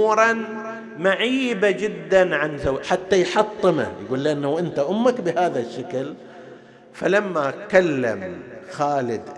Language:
Arabic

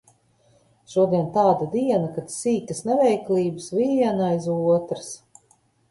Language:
Latvian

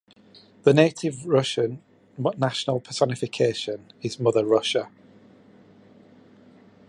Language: English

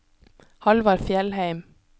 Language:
Norwegian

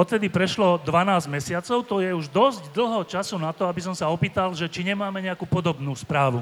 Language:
Slovak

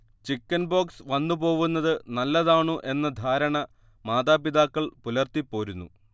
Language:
Malayalam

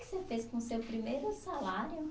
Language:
Portuguese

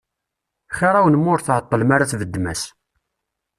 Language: Kabyle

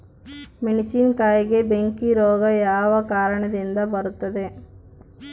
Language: Kannada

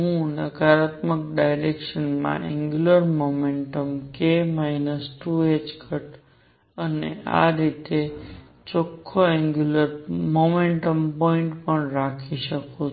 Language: Gujarati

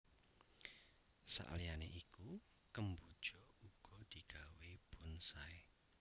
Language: Javanese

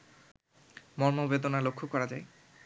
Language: Bangla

